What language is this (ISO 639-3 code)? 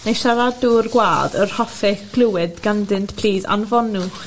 cym